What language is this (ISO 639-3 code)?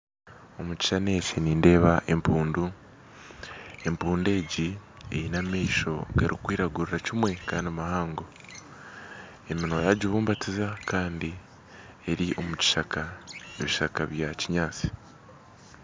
nyn